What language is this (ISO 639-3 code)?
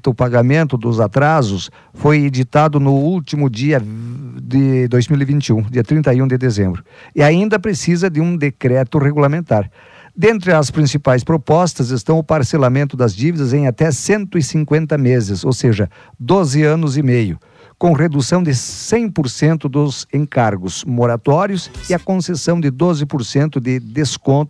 por